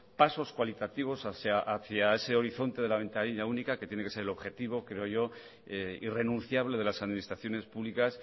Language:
Spanish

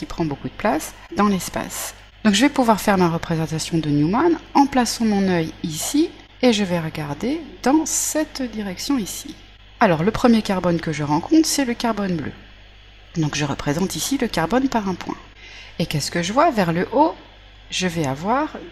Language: French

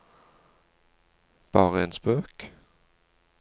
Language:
Norwegian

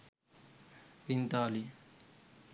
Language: Sinhala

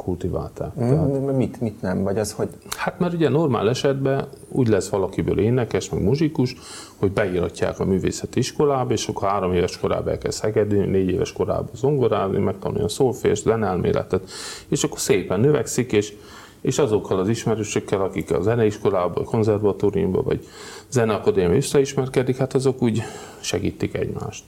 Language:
Hungarian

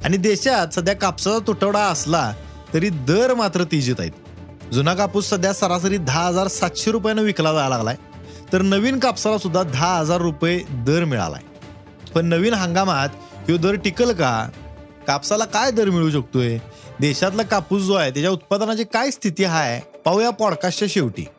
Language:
Marathi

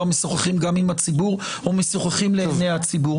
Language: Hebrew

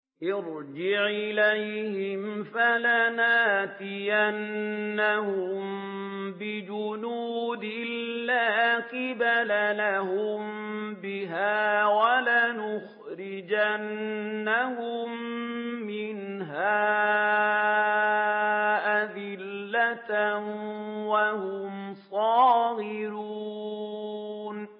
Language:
Arabic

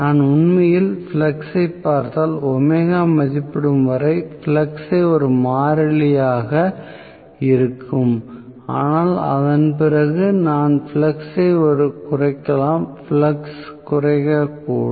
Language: Tamil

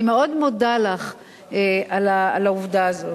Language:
Hebrew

